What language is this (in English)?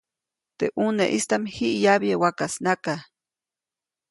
Copainalá Zoque